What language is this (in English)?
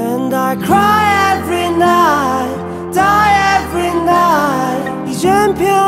Korean